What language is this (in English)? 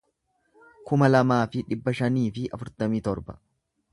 Oromo